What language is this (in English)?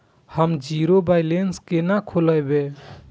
Maithili